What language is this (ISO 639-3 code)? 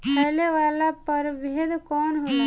bho